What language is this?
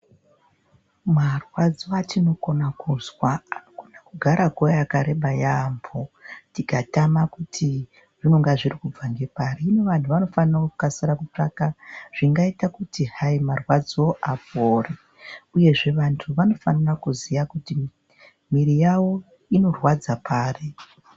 Ndau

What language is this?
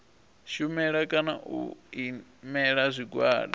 Venda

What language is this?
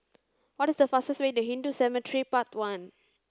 English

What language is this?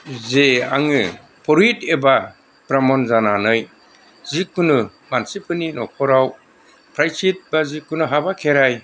Bodo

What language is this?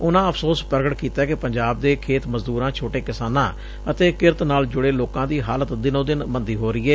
Punjabi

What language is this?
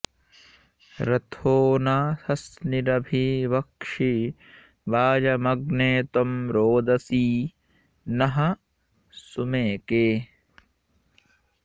Sanskrit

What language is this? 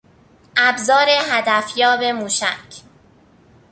Persian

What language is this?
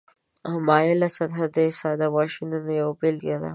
Pashto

